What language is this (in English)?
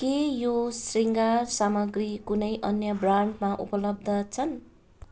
Nepali